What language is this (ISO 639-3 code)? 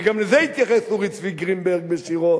heb